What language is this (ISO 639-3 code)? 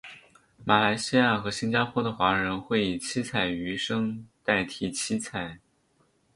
zho